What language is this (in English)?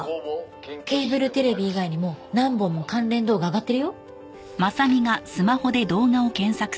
Japanese